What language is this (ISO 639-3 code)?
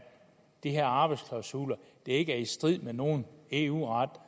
dan